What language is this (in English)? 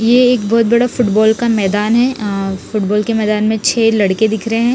Hindi